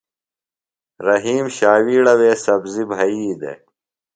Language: Phalura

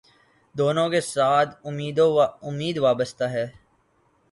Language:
Urdu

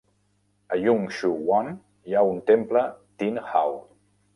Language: Catalan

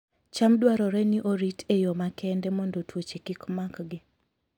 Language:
Luo (Kenya and Tanzania)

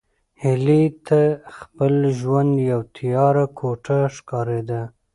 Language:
Pashto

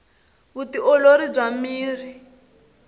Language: Tsonga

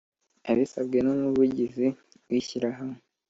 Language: Kinyarwanda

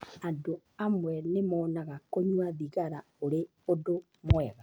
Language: Kikuyu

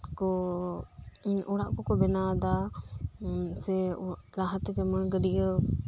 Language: Santali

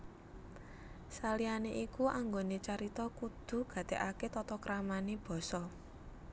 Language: Javanese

